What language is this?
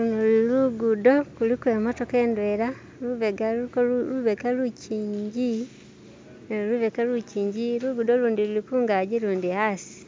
Masaaba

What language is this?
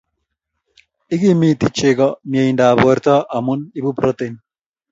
Kalenjin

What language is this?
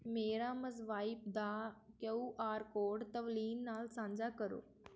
Punjabi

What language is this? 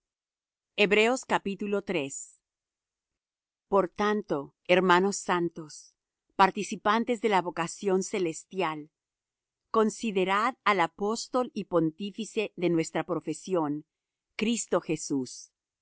Spanish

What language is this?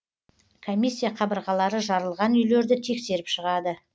Kazakh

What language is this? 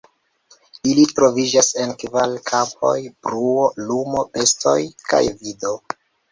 Esperanto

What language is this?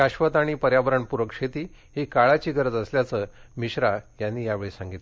Marathi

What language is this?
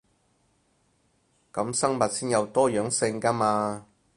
Cantonese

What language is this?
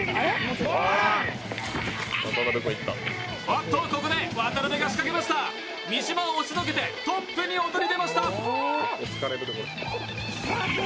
Japanese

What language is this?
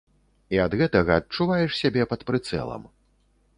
Belarusian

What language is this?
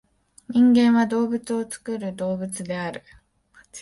Japanese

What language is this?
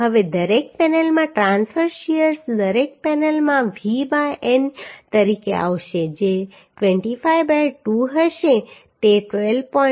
Gujarati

